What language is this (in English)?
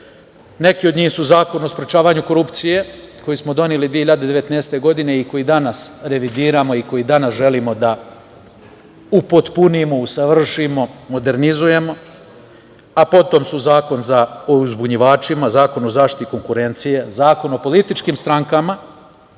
Serbian